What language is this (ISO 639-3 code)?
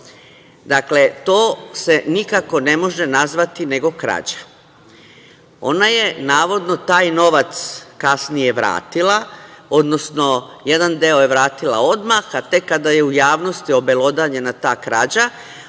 srp